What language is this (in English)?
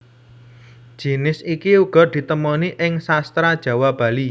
Javanese